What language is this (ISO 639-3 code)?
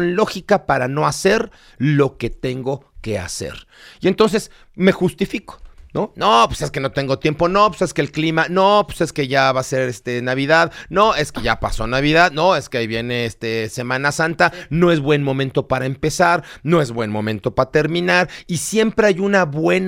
spa